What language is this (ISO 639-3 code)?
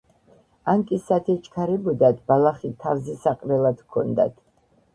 kat